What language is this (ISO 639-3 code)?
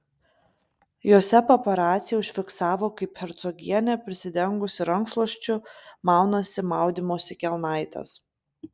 lit